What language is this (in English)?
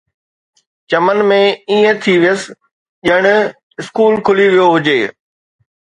Sindhi